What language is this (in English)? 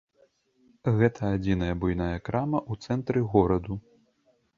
Belarusian